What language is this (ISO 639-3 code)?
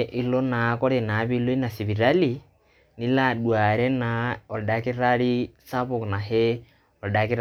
mas